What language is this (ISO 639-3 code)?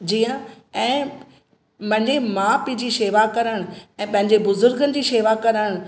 snd